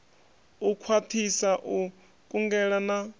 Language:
Venda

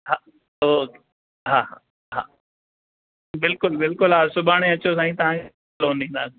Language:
Sindhi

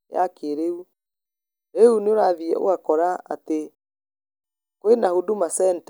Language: Kikuyu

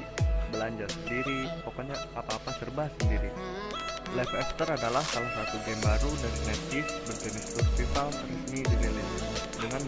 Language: Indonesian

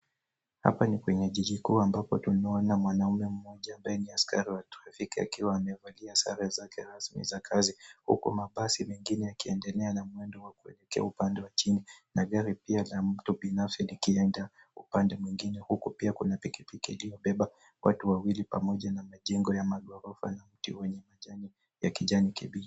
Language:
Swahili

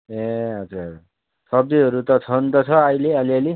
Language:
Nepali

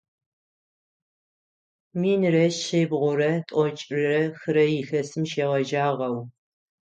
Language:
Adyghe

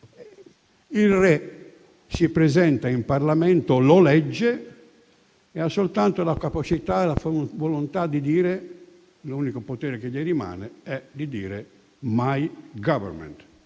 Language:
Italian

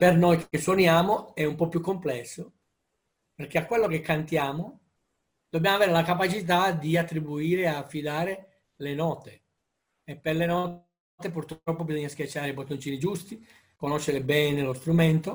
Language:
Italian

